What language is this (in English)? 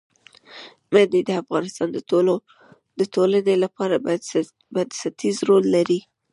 Pashto